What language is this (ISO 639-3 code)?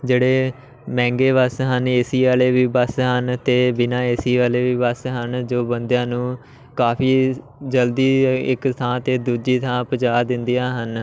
pan